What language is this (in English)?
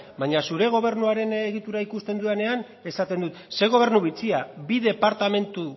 Basque